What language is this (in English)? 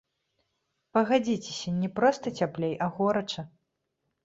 Belarusian